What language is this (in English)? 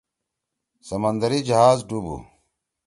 Torwali